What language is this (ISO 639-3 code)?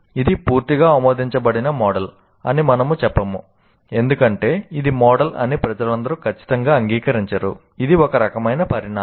tel